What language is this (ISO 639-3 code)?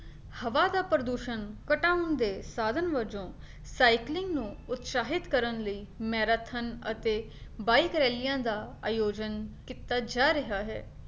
pan